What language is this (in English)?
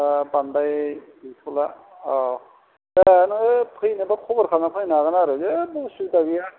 Bodo